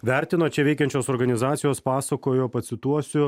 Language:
Lithuanian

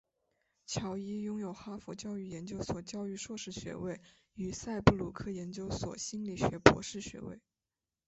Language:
Chinese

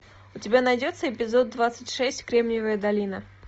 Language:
Russian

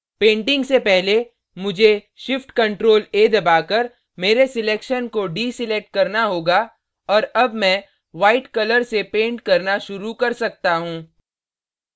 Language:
Hindi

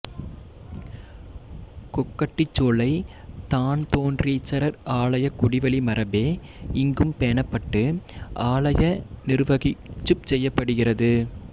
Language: Tamil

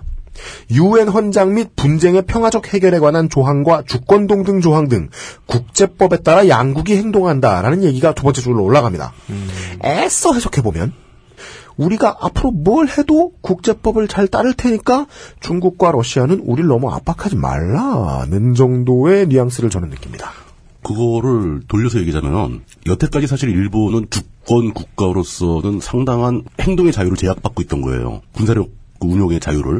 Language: Korean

